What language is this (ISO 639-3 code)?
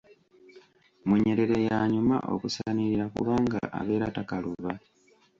lug